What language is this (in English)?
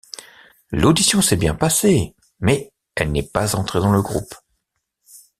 French